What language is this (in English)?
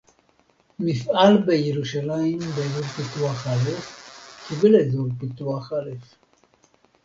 Hebrew